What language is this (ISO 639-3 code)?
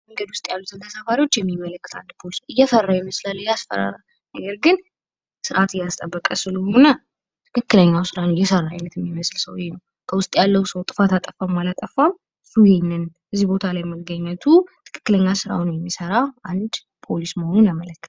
amh